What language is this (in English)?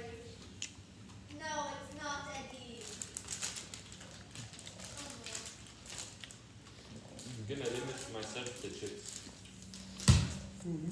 English